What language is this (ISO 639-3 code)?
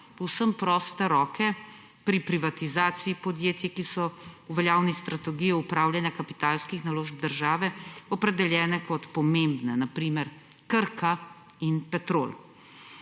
slv